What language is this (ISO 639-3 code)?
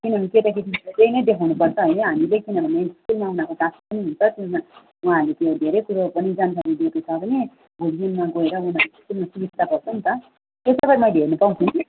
nep